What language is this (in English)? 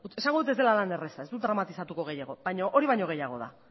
Basque